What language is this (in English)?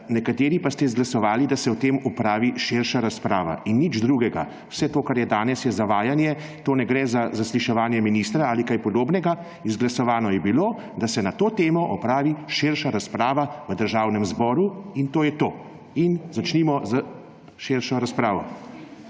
Slovenian